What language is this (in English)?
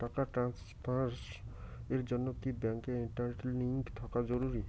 Bangla